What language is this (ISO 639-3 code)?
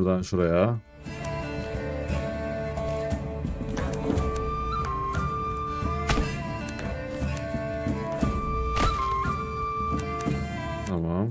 tur